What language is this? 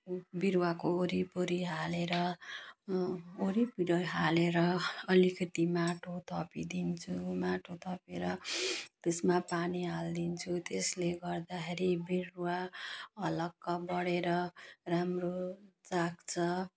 Nepali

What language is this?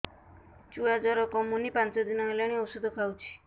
Odia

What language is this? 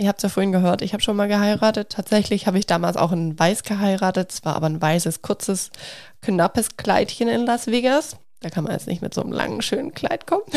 German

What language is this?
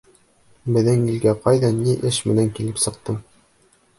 Bashkir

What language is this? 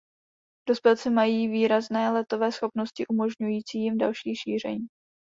Czech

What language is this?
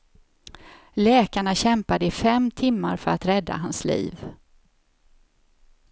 Swedish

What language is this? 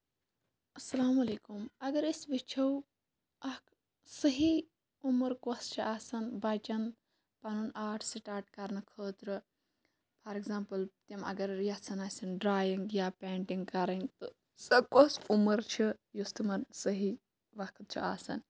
Kashmiri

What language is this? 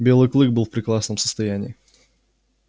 Russian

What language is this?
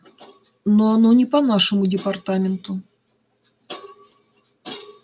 Russian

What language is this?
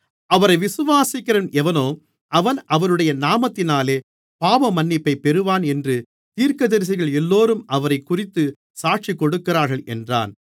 Tamil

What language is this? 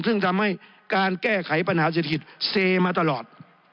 Thai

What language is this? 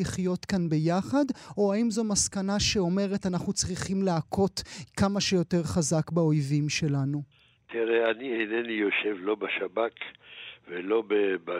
Hebrew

